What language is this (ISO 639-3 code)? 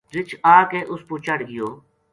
gju